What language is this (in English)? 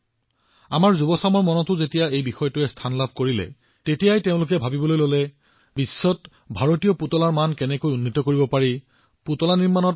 Assamese